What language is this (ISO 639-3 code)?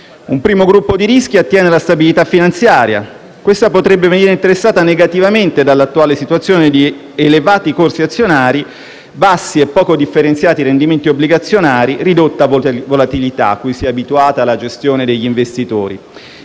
ita